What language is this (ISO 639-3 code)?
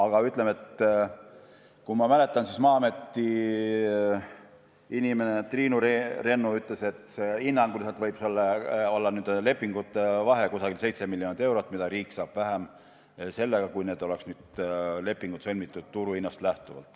est